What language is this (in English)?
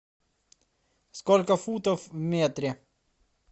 Russian